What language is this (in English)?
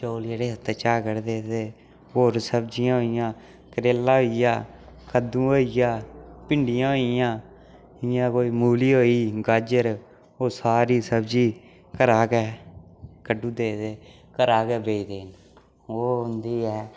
Dogri